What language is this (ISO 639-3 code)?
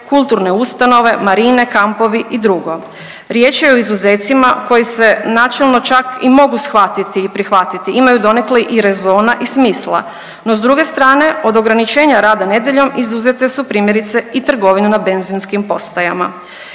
hrv